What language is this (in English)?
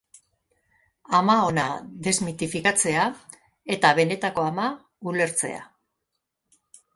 Basque